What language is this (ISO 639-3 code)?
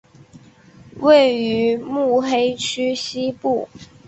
zho